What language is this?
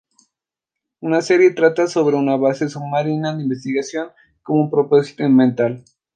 Spanish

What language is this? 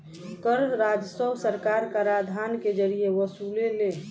Bhojpuri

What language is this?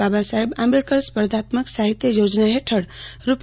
Gujarati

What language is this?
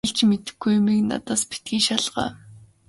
Mongolian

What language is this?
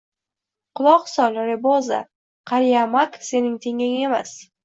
Uzbek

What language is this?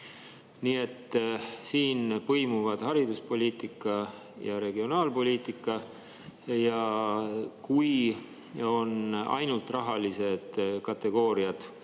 Estonian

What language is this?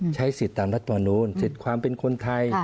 Thai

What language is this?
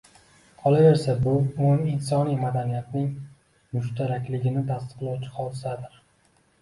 Uzbek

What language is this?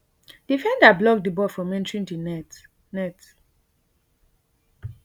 Nigerian Pidgin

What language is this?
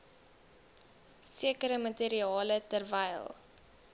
Afrikaans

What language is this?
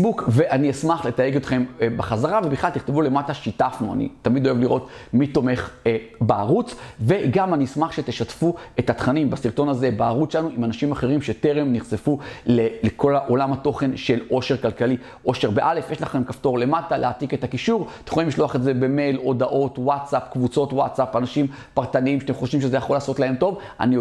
Hebrew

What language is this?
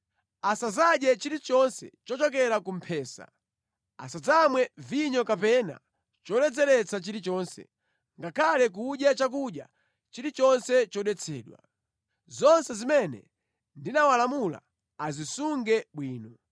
Nyanja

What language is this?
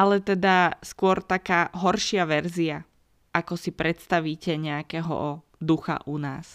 Slovak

